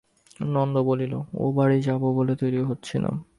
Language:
Bangla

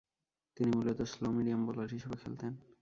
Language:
Bangla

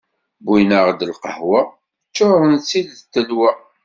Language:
Kabyle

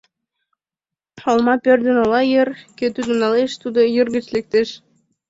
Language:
Mari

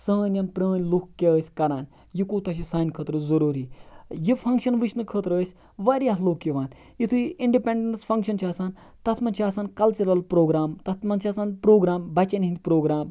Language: Kashmiri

